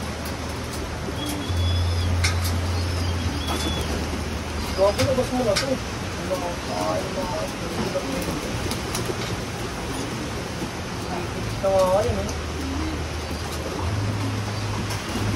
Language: Filipino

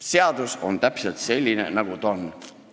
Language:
Estonian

